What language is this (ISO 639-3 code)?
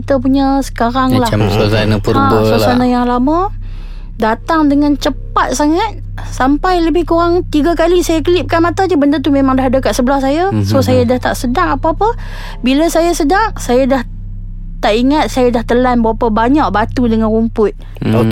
msa